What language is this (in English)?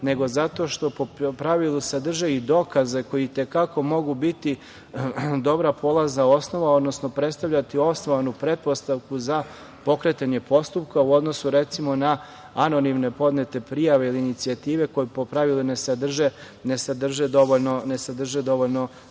Serbian